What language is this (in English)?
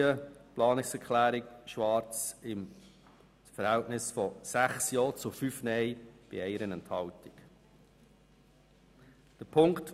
Swiss German